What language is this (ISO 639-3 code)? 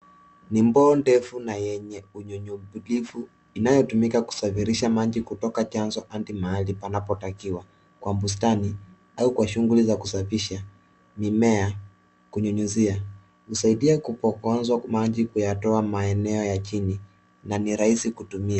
swa